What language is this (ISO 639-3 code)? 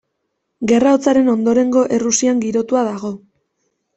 eus